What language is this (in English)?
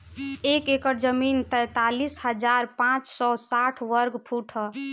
Bhojpuri